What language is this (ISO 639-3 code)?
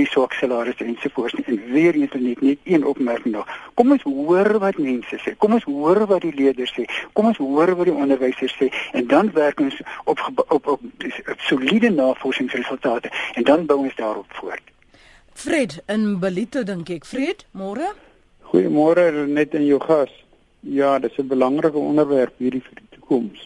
msa